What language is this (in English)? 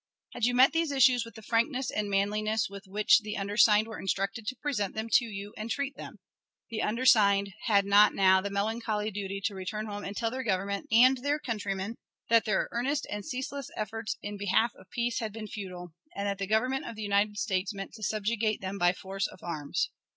English